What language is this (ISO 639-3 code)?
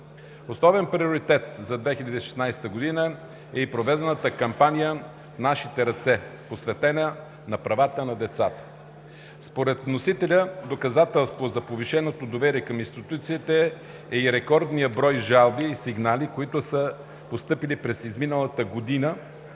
bul